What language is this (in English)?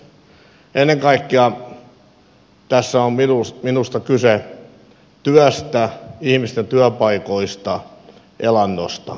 Finnish